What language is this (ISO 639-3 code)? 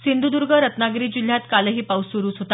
mar